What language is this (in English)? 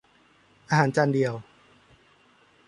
Thai